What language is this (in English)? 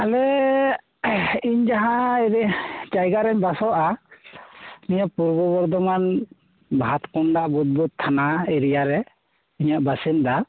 Santali